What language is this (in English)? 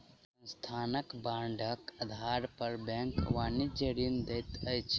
Maithili